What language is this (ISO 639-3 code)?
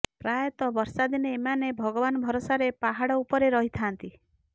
ori